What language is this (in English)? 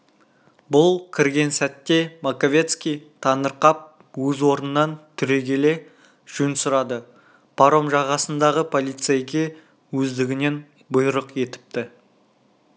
Kazakh